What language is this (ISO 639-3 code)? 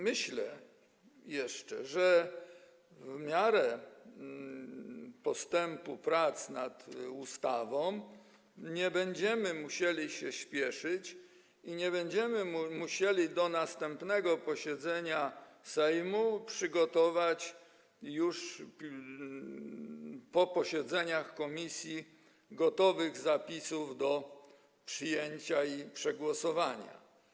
pol